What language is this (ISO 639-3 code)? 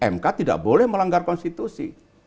ind